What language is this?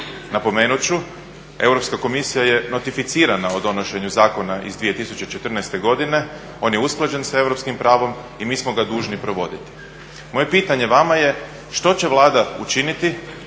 Croatian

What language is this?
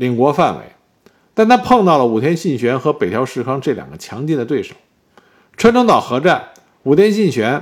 Chinese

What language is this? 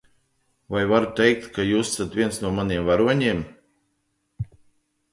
Latvian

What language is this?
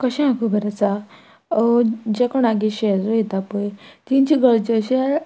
Konkani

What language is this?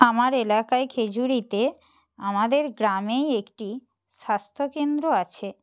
Bangla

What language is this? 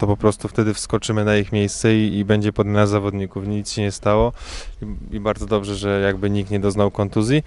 Polish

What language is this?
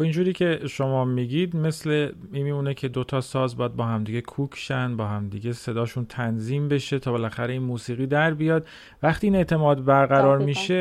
Persian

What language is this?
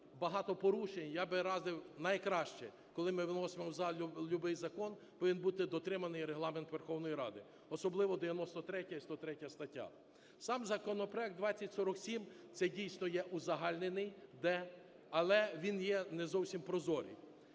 Ukrainian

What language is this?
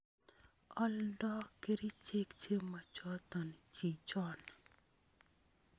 Kalenjin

